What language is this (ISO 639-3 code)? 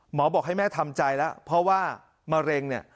tha